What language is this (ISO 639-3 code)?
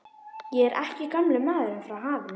isl